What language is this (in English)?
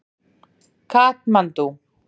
Icelandic